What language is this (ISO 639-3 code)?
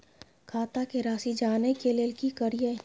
mai